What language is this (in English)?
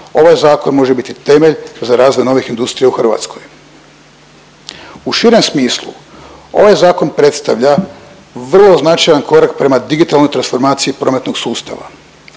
Croatian